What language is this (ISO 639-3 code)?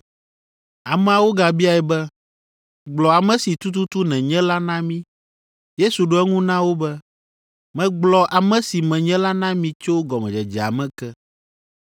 ewe